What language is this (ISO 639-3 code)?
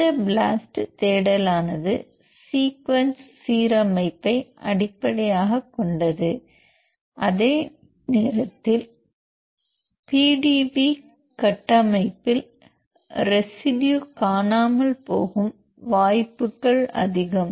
tam